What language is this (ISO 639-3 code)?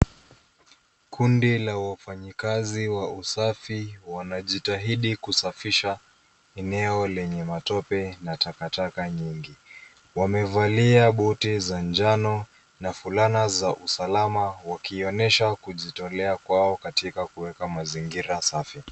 swa